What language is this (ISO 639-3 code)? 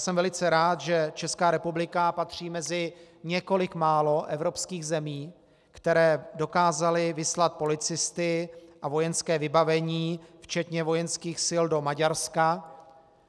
ces